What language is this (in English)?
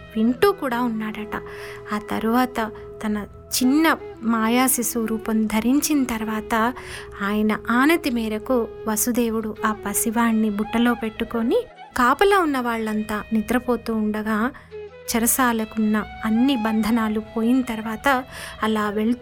Telugu